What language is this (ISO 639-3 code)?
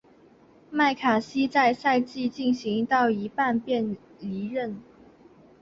zho